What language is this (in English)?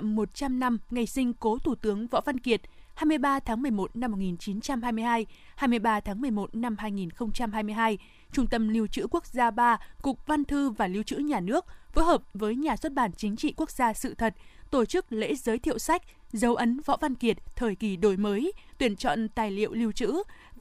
Vietnamese